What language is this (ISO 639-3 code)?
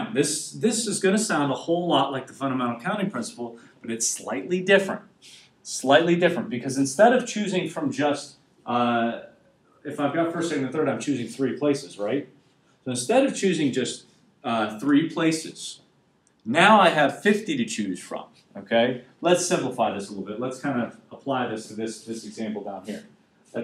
eng